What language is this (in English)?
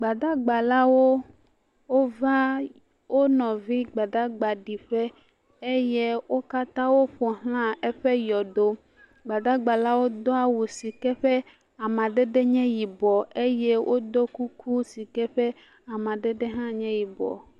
Ewe